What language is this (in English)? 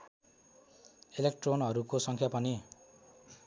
Nepali